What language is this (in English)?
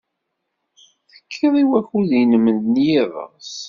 Kabyle